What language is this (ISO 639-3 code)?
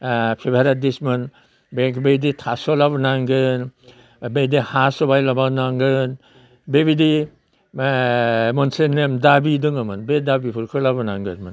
brx